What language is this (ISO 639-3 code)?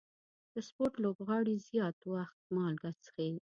pus